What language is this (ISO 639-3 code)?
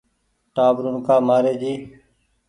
gig